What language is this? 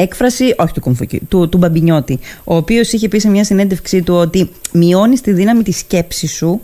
Greek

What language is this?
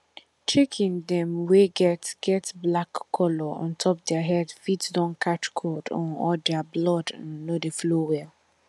Nigerian Pidgin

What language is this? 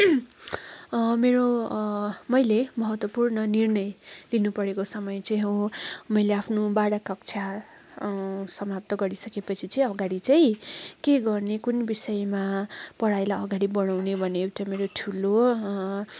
Nepali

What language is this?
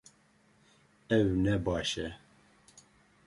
Kurdish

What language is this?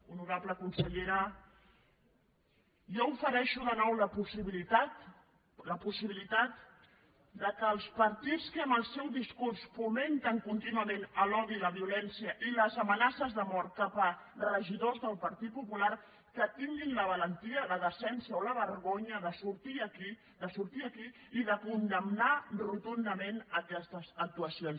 Catalan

